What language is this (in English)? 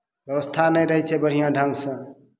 Maithili